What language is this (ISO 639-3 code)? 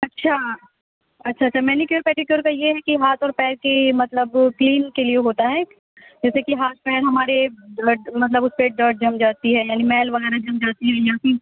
urd